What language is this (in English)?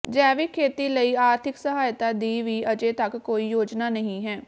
Punjabi